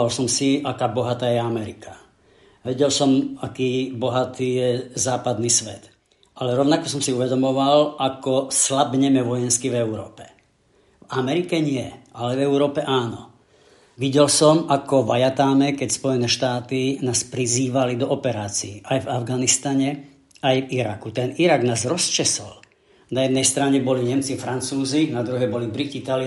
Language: Slovak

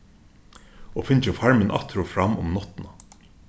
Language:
Faroese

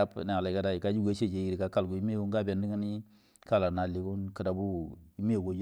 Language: Buduma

